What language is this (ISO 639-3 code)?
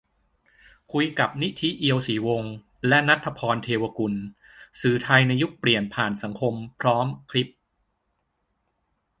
tha